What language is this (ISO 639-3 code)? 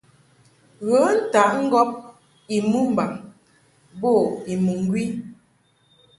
mhk